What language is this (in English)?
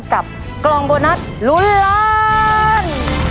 Thai